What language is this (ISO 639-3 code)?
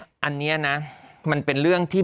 tha